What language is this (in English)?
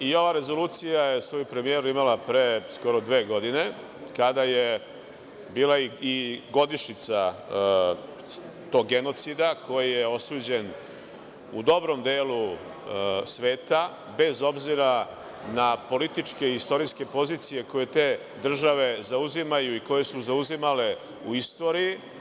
Serbian